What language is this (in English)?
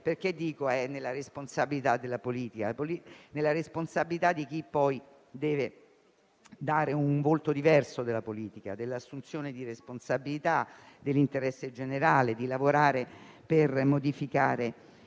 Italian